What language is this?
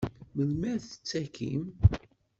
Kabyle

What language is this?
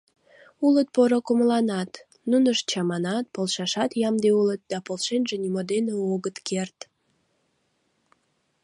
Mari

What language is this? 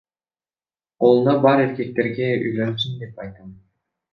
Kyrgyz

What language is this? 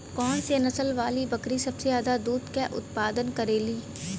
Bhojpuri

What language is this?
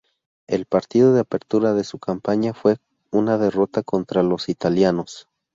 Spanish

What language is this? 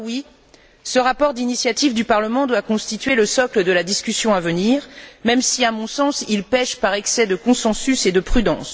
French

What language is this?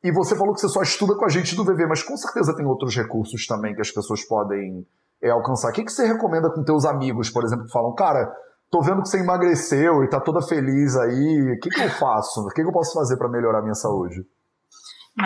Portuguese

